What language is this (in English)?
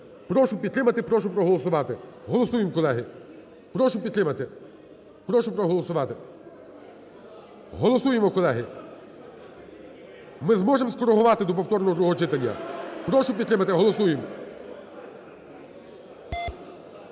Ukrainian